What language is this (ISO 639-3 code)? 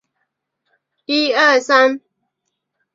zho